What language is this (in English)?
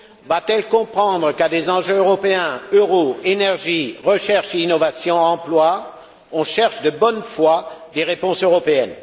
French